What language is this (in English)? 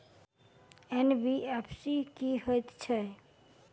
Maithili